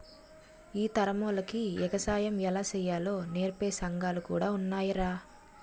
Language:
Telugu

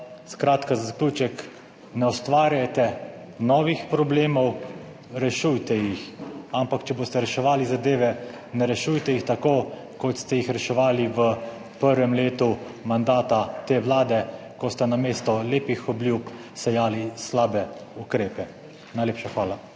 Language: Slovenian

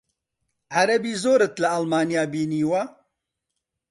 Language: Central Kurdish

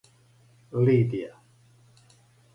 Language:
Serbian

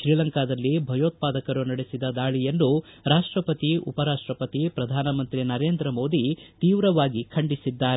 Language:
Kannada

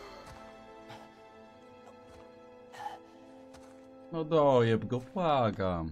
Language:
Polish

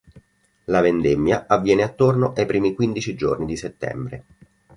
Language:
Italian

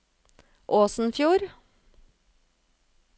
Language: Norwegian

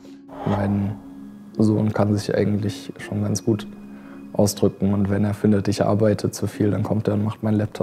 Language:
German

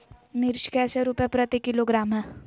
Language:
Magahi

